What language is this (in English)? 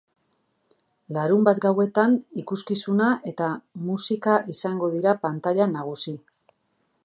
Basque